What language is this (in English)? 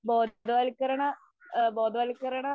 Malayalam